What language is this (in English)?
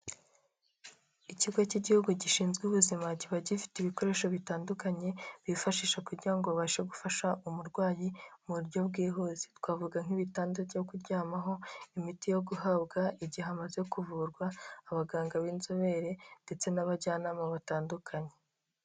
Kinyarwanda